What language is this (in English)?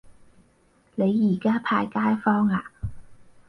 Cantonese